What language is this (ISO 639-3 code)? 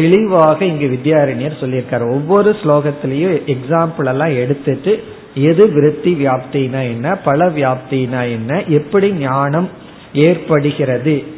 tam